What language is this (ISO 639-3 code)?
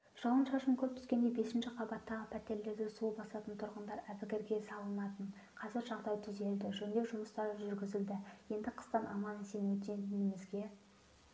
kaz